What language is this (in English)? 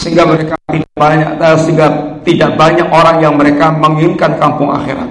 Indonesian